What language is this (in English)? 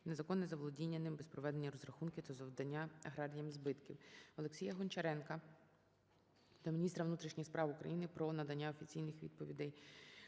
Ukrainian